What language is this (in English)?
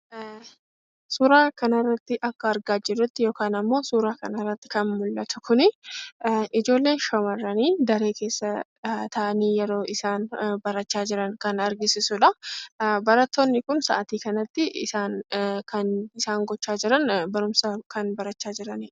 Oromo